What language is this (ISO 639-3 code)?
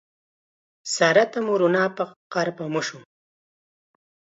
qxa